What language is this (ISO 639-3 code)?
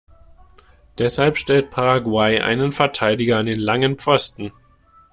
deu